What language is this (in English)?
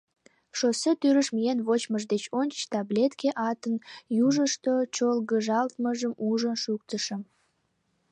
Mari